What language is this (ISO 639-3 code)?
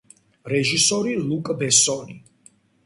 kat